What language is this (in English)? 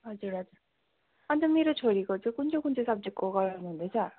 Nepali